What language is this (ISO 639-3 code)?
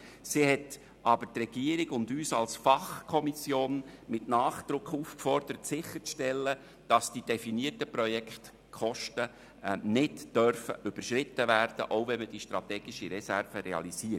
gsw